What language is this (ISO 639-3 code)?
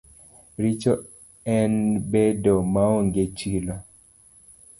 luo